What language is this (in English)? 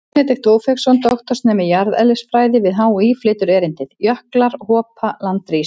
Icelandic